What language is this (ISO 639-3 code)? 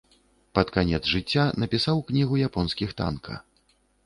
bel